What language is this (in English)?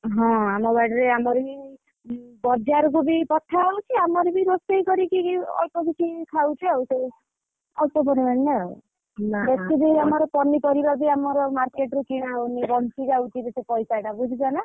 Odia